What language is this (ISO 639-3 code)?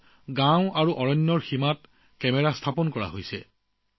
asm